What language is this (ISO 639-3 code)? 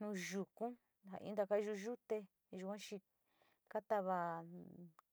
xti